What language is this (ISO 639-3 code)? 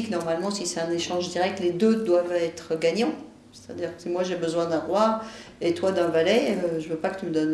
fra